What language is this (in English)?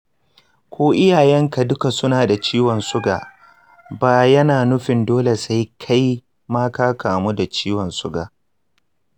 Hausa